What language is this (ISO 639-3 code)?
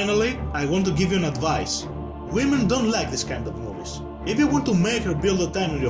ell